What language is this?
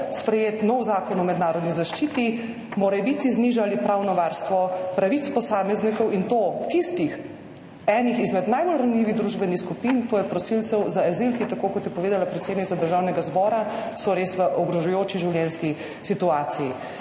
Slovenian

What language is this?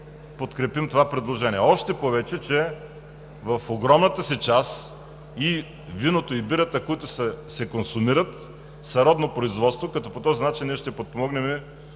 Bulgarian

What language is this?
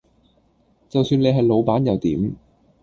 Cantonese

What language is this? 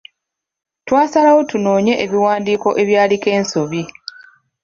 Ganda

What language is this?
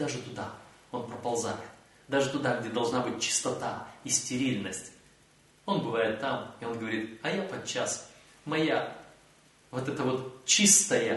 Russian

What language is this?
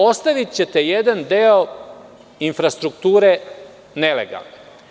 Serbian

